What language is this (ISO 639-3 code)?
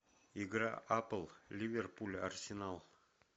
rus